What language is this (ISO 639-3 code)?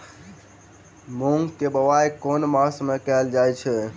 mai